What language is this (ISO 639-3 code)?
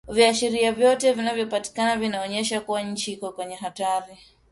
swa